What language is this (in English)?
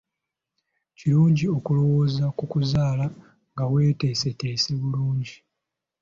Ganda